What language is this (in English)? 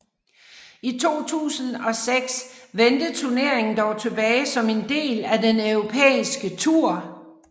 Danish